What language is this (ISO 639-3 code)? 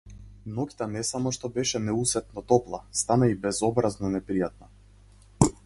mkd